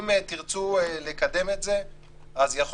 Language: Hebrew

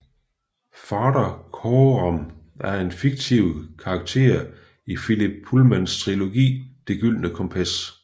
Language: Danish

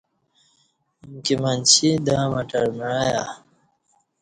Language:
Kati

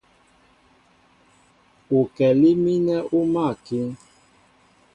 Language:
Mbo (Cameroon)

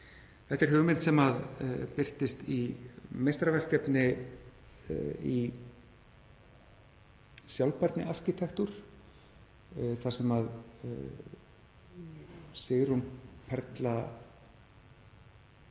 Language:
Icelandic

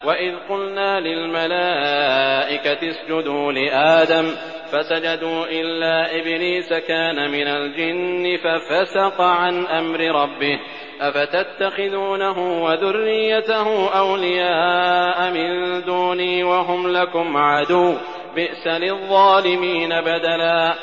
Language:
Arabic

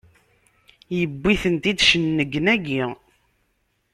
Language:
Kabyle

